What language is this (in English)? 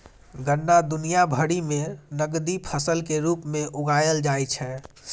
Maithili